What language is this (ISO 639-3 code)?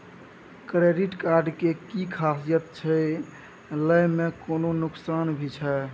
mai